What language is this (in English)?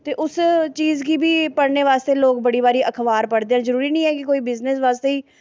Dogri